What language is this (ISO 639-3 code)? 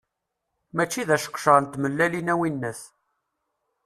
kab